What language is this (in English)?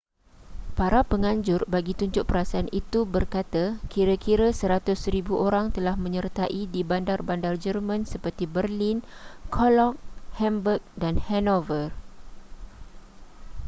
Malay